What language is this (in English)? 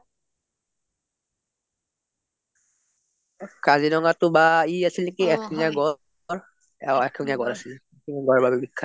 Assamese